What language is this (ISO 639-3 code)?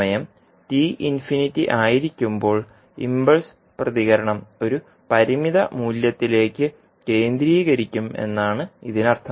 mal